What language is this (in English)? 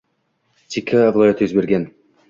Uzbek